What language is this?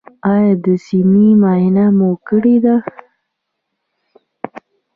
Pashto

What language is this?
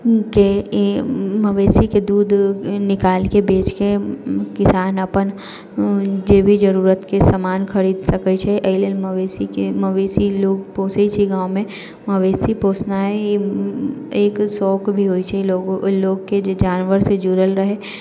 Maithili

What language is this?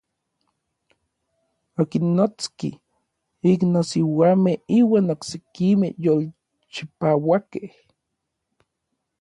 Orizaba Nahuatl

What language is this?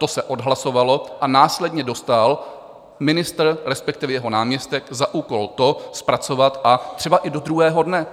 Czech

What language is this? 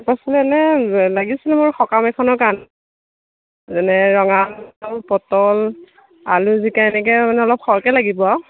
Assamese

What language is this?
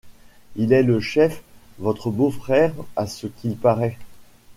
French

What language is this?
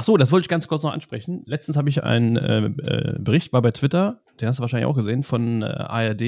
German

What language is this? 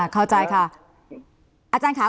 Thai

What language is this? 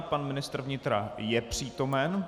Czech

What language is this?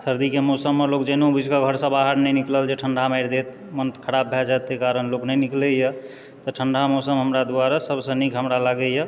Maithili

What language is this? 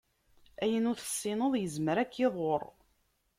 Kabyle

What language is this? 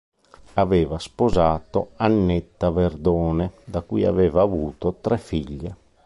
Italian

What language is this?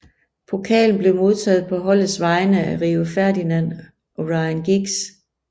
Danish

